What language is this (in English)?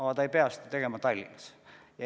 Estonian